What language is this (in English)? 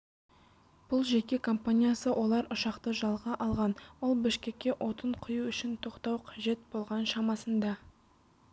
Kazakh